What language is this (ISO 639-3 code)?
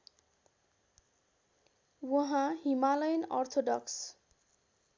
nep